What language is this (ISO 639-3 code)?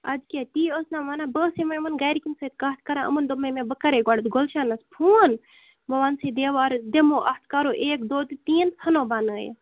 kas